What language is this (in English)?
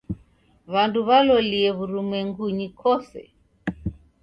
Taita